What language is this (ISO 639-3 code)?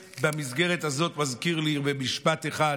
heb